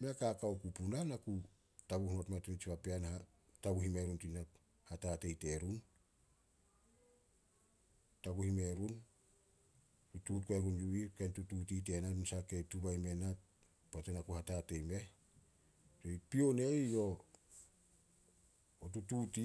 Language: Solos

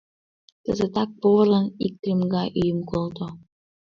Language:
Mari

